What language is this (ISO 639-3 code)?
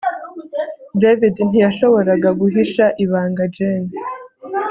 kin